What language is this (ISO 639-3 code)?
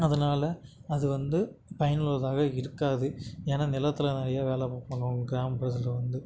tam